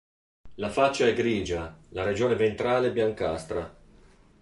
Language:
Italian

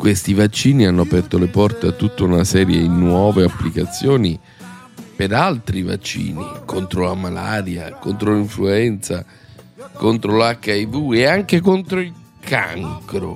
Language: Italian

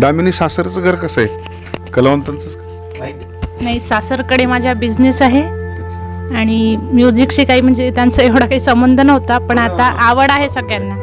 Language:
Marathi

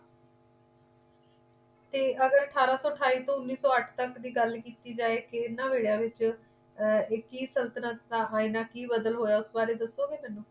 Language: Punjabi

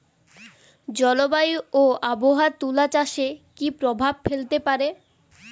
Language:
Bangla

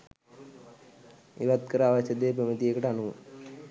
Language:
Sinhala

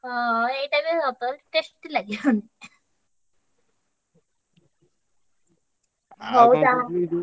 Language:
Odia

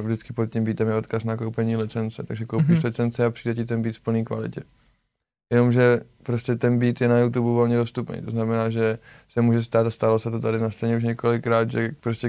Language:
Czech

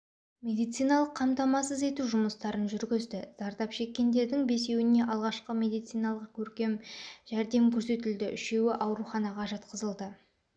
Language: Kazakh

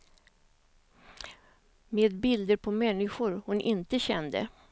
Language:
Swedish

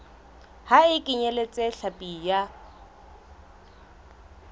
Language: Southern Sotho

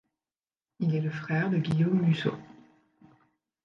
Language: French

